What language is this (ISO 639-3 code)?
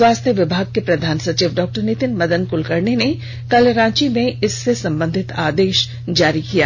hin